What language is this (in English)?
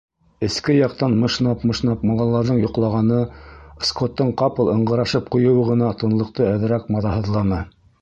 Bashkir